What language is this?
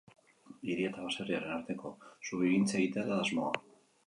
Basque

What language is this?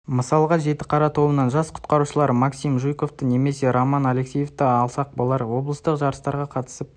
Kazakh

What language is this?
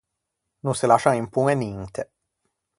Ligurian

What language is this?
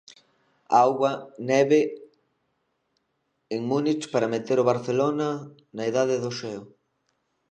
Galician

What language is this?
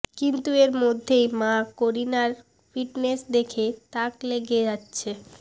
Bangla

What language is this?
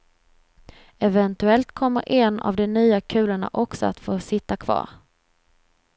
Swedish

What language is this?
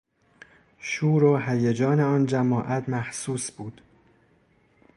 Persian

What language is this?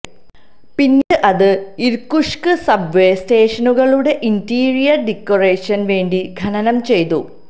Malayalam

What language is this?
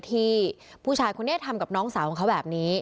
Thai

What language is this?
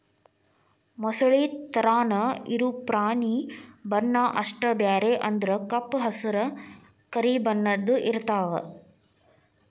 Kannada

